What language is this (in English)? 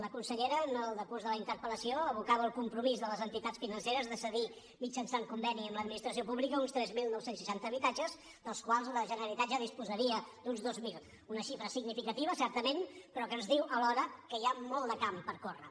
Catalan